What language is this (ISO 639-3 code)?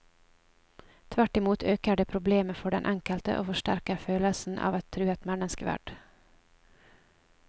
nor